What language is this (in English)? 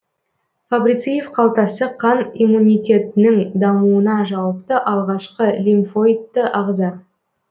Kazakh